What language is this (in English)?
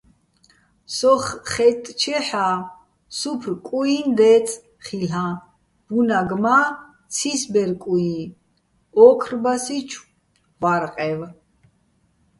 Bats